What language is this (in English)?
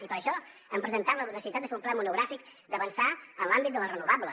Catalan